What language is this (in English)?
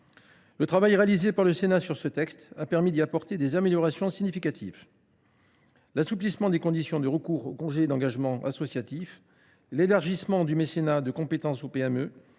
French